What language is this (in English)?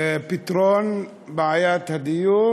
Hebrew